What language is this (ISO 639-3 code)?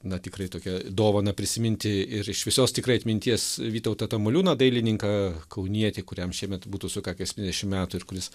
lit